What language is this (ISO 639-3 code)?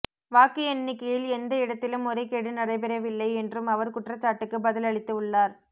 tam